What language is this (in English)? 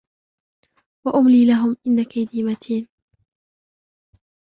Arabic